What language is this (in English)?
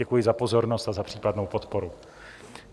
Czech